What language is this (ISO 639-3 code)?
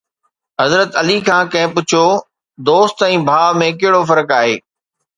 snd